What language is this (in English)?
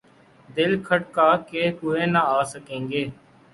Urdu